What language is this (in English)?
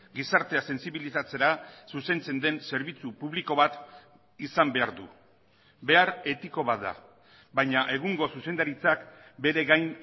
Basque